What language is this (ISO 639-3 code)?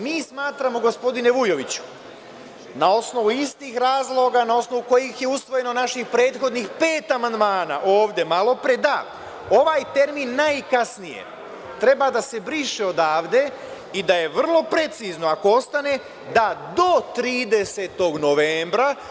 srp